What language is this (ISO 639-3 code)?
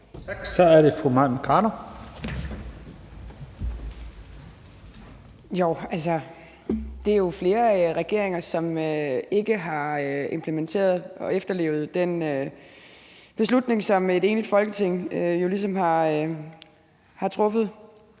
dan